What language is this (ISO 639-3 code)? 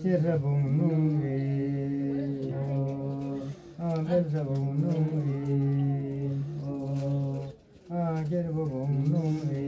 ara